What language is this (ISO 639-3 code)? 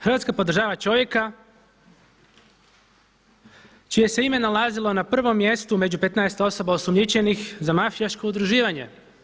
hrv